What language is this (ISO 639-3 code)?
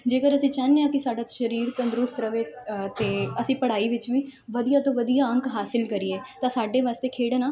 pan